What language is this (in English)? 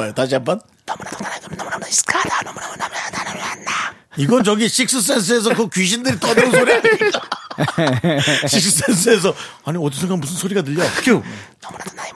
Korean